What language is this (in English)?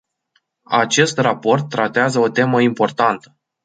Romanian